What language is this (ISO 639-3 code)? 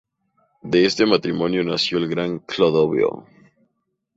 spa